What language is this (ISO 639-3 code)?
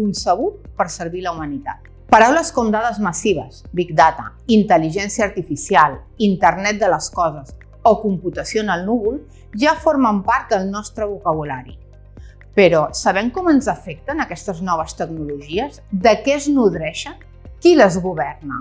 cat